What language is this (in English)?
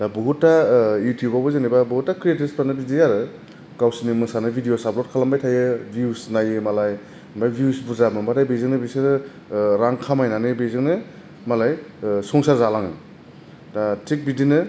Bodo